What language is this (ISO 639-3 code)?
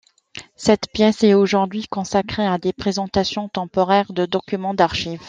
fra